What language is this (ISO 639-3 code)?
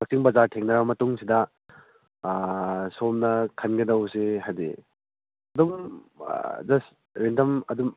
mni